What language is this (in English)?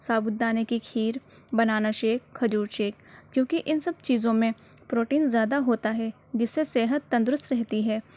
Urdu